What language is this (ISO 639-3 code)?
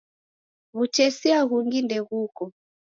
dav